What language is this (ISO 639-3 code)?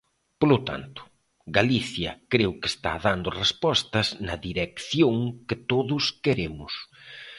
glg